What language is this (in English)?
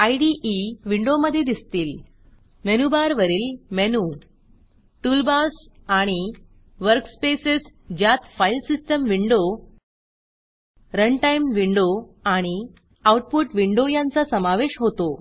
Marathi